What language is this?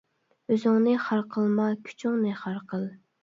Uyghur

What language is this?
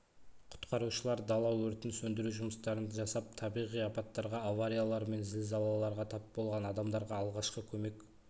Kazakh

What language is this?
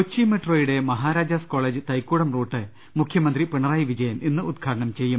Malayalam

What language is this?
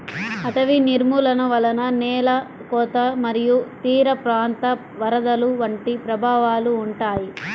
Telugu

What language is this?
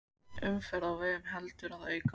Icelandic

